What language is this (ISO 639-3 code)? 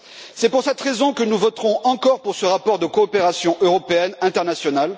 fra